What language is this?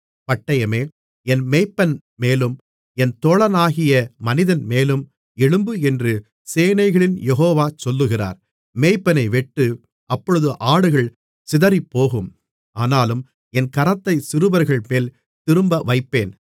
Tamil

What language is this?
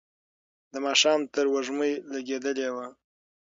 Pashto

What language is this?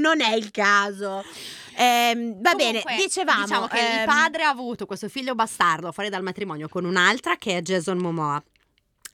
Italian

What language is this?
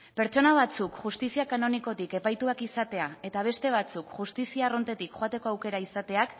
Basque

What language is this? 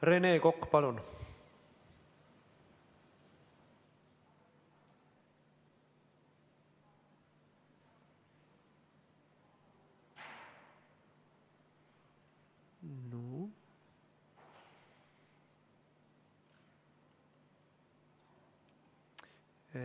Estonian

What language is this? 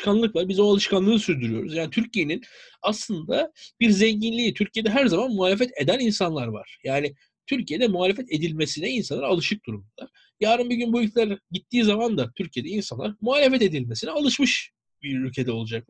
Turkish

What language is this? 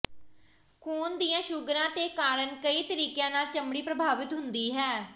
Punjabi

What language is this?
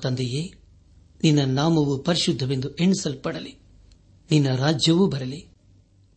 Kannada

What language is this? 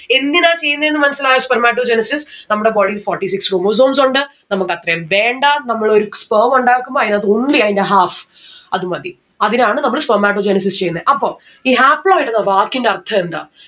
Malayalam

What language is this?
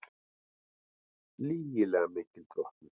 Icelandic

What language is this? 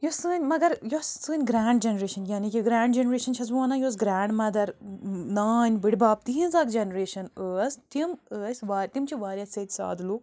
Kashmiri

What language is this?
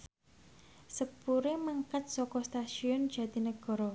Javanese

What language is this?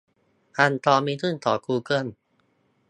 Thai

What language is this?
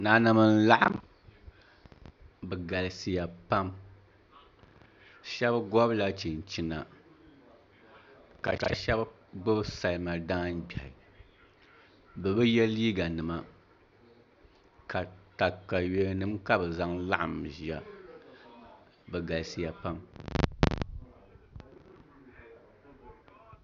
Dagbani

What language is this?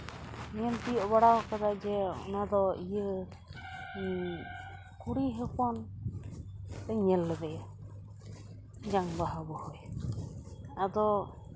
Santali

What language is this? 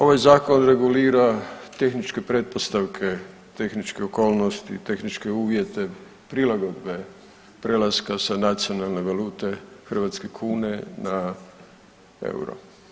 Croatian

